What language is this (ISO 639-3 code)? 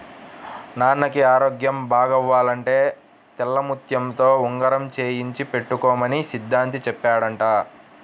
tel